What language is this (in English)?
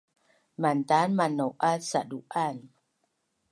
Bunun